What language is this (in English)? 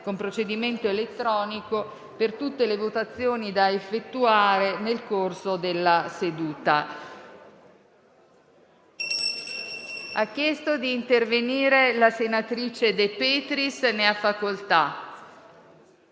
Italian